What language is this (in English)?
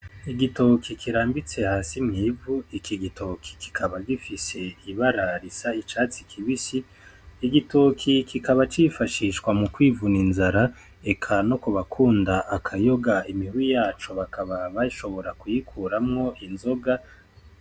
Rundi